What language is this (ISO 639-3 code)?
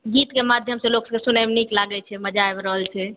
mai